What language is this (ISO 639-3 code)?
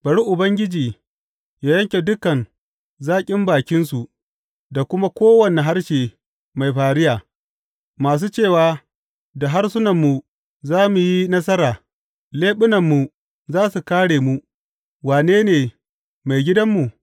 hau